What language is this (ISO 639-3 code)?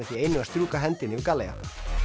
isl